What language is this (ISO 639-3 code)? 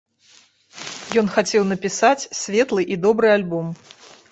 bel